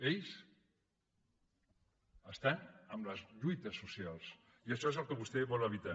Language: Catalan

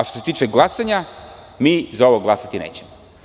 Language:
Serbian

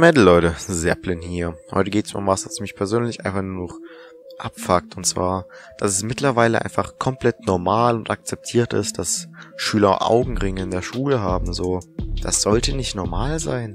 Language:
German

